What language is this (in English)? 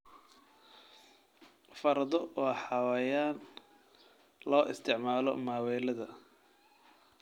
Somali